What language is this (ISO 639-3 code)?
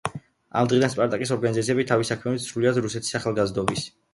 kat